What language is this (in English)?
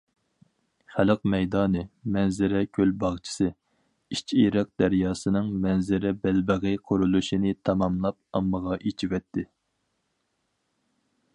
Uyghur